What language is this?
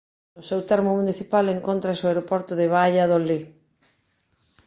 Galician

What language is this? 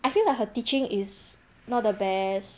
English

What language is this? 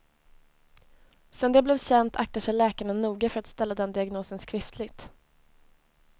Swedish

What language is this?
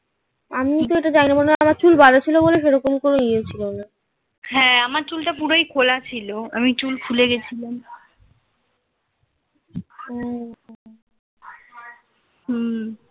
Bangla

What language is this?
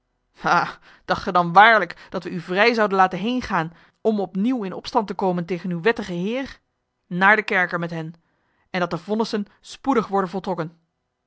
Dutch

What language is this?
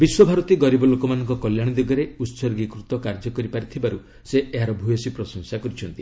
Odia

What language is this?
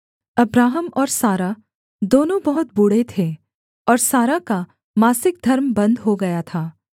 Hindi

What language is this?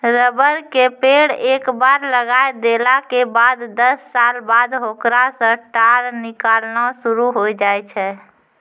Maithili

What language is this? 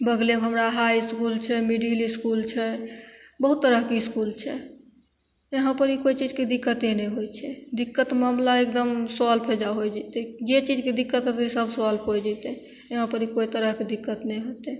Maithili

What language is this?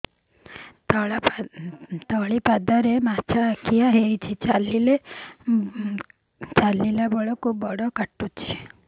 Odia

